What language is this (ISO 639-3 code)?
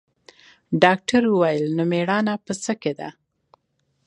pus